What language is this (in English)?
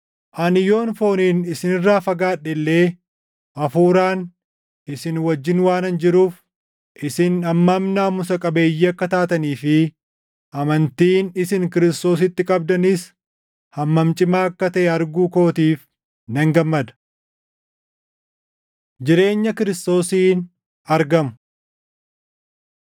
Oromo